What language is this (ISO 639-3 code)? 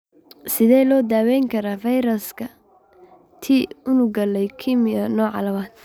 som